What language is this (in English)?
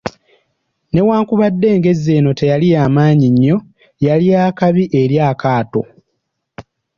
Ganda